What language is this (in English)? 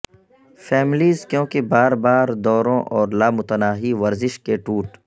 Urdu